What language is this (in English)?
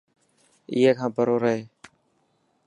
Dhatki